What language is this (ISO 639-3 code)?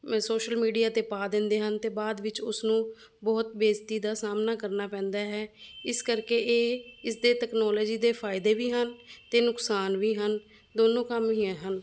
pan